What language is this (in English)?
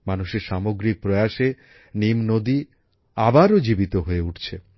Bangla